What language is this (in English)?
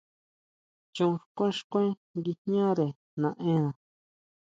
Huautla Mazatec